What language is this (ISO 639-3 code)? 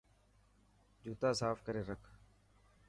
mki